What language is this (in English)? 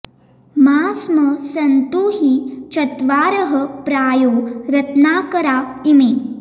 Sanskrit